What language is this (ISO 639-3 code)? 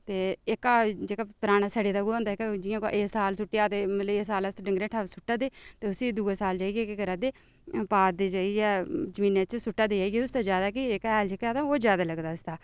doi